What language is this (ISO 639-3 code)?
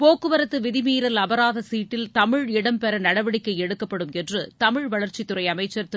tam